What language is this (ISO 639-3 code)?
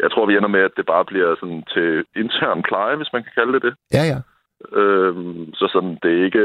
dan